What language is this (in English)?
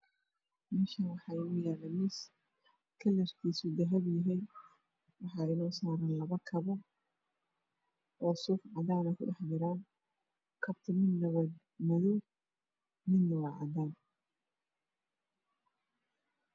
Somali